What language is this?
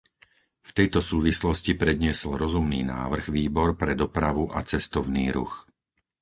Slovak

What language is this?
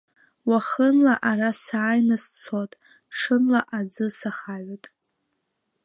Abkhazian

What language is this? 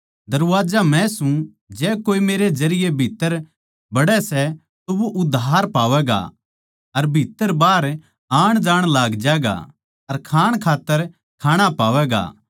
Haryanvi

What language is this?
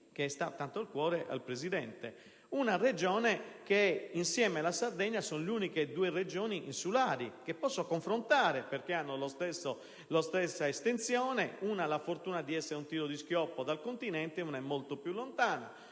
Italian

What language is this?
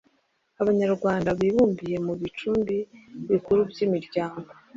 Kinyarwanda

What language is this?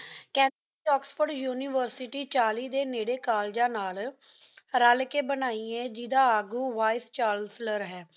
Punjabi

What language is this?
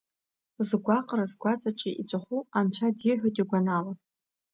Abkhazian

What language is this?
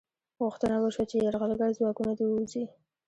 Pashto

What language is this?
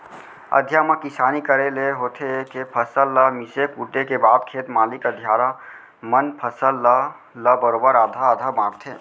Chhattisgarhi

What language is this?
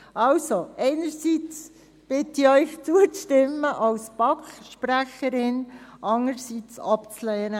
Swiss German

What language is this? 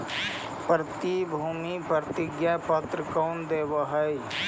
Magahi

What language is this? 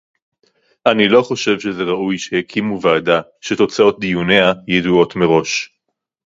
Hebrew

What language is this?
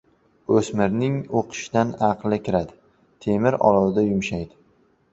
Uzbek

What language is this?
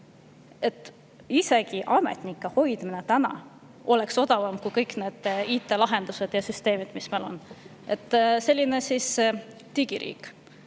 Estonian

